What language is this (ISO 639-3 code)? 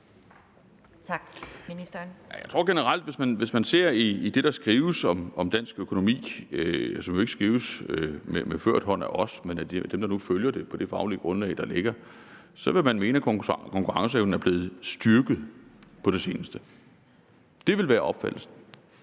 dan